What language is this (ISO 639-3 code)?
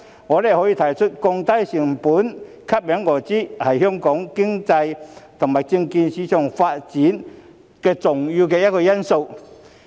yue